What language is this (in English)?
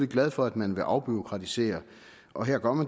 Danish